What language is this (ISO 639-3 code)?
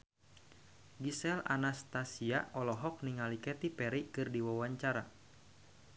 sun